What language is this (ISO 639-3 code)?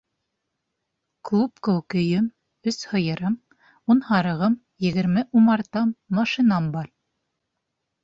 bak